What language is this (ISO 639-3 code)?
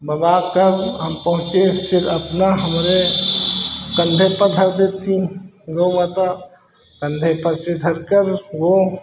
hin